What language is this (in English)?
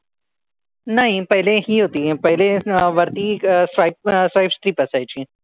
Marathi